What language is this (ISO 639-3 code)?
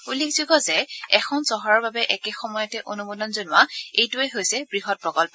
asm